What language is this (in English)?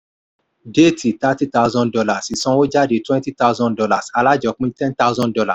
Yoruba